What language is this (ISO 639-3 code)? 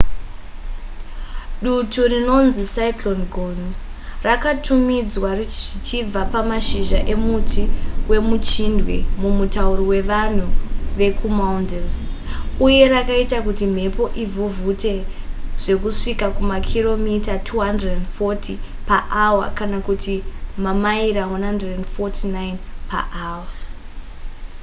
sna